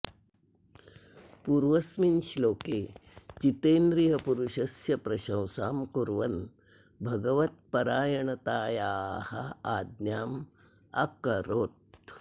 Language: Sanskrit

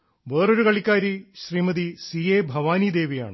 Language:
Malayalam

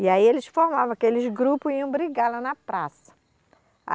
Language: Portuguese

